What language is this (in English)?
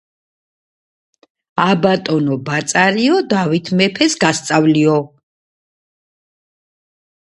Georgian